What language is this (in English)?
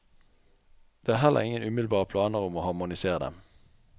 Norwegian